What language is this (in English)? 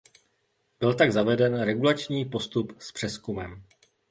Czech